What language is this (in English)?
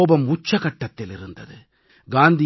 Tamil